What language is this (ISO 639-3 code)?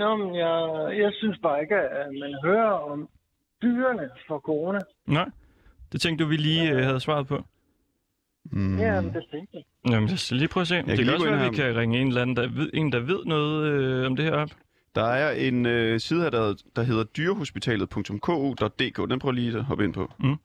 dan